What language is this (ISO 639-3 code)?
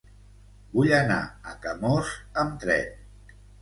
cat